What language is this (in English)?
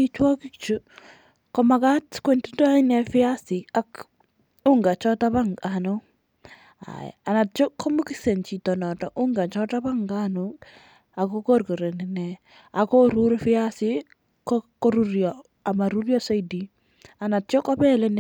Kalenjin